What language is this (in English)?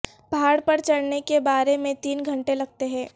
Urdu